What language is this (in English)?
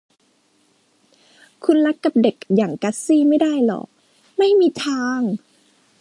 Thai